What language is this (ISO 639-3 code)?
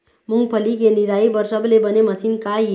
hne